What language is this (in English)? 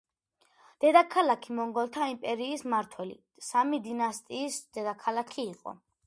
Georgian